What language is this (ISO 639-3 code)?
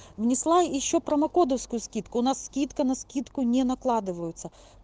rus